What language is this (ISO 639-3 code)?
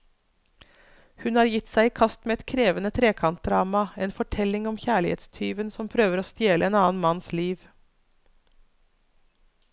nor